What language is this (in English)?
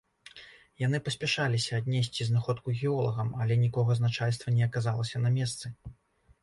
Belarusian